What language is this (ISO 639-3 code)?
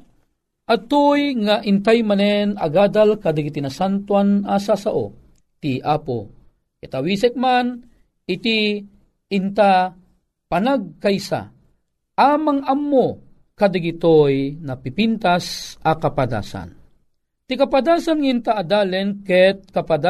fil